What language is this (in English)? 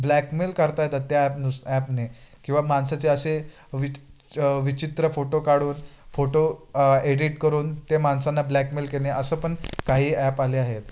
Marathi